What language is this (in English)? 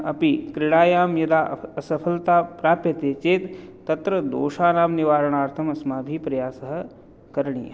Sanskrit